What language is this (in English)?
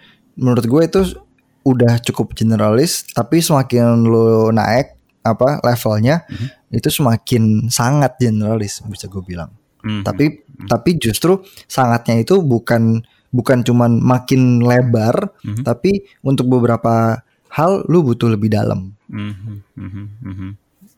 Indonesian